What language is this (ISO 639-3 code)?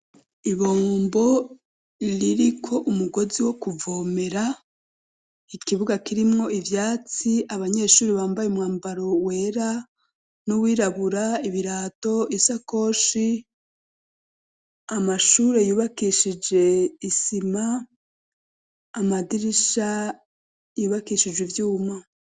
run